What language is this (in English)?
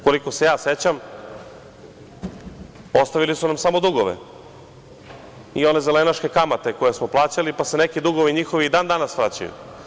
Serbian